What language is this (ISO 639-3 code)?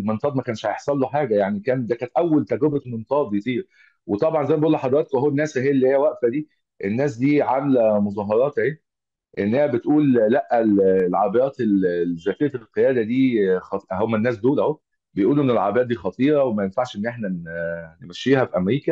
ara